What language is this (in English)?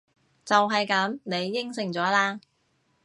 Cantonese